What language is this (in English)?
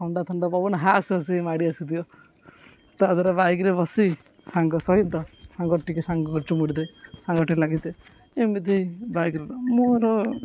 Odia